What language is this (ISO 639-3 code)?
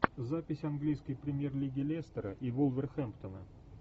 rus